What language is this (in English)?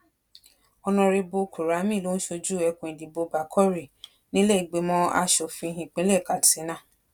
Yoruba